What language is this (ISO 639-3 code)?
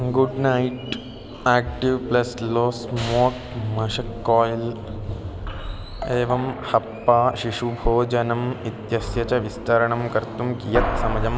san